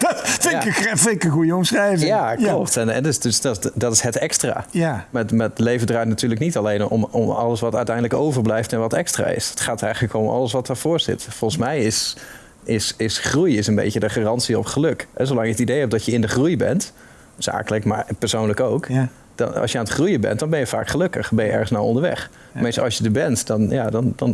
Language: Dutch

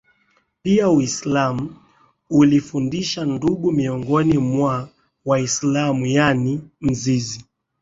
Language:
Swahili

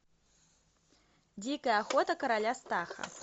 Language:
Russian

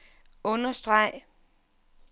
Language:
Danish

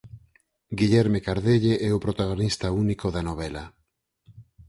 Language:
Galician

